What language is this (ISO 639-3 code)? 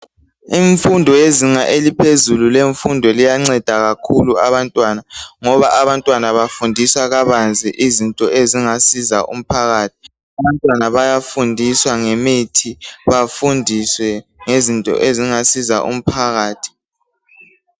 nde